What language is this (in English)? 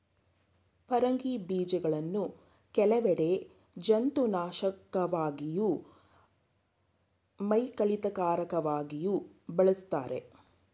Kannada